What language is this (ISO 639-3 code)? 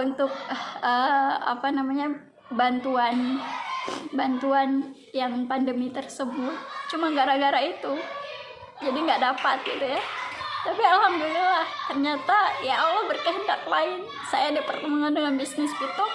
ind